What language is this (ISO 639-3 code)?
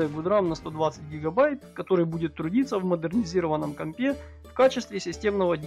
rus